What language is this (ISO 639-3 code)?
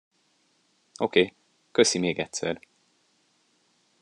hun